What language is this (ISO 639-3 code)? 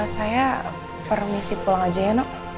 ind